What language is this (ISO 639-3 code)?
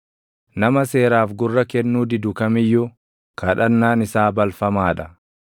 orm